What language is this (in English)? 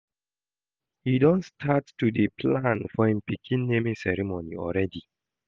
Nigerian Pidgin